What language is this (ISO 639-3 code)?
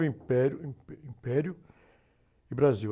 por